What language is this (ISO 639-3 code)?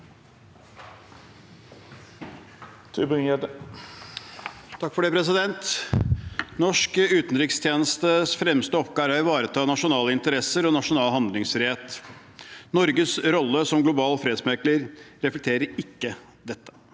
nor